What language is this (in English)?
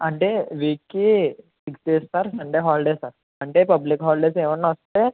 Telugu